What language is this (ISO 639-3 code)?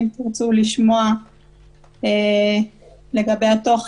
heb